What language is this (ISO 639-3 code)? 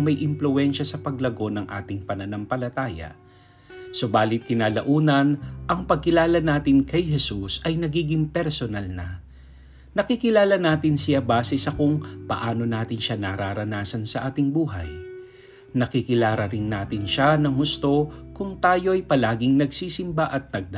fil